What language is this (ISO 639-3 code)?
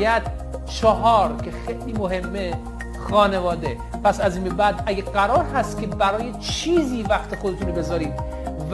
fas